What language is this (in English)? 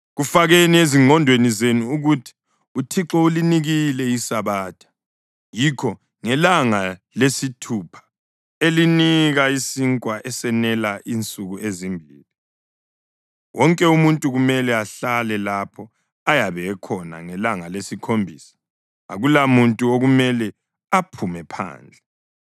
North Ndebele